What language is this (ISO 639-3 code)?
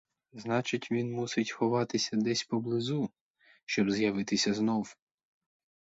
ukr